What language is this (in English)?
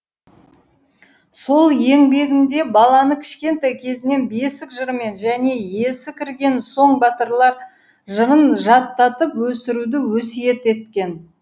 Kazakh